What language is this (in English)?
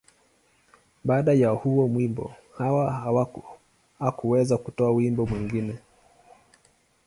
Swahili